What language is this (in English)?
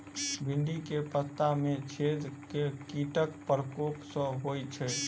Maithili